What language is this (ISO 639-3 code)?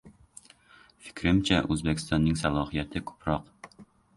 uzb